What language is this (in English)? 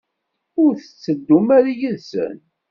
Kabyle